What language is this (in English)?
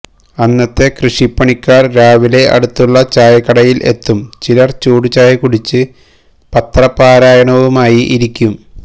Malayalam